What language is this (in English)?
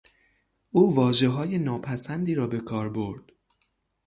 Persian